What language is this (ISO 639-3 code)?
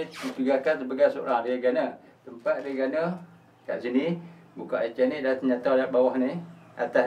msa